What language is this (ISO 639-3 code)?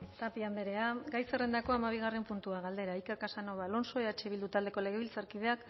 eus